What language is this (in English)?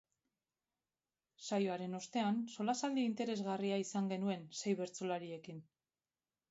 Basque